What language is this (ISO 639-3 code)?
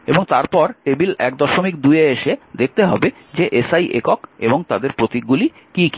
ben